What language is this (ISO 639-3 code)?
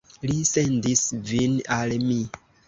epo